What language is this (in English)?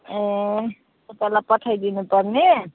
Nepali